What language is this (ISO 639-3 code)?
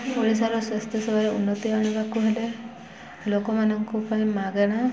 ori